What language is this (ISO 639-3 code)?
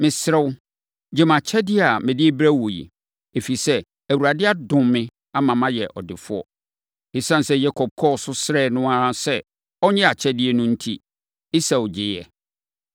aka